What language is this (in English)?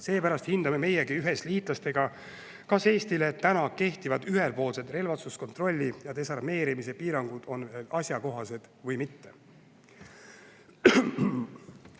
Estonian